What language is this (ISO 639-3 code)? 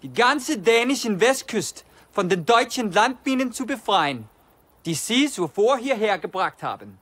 deu